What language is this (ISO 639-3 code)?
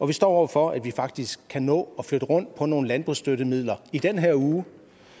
dan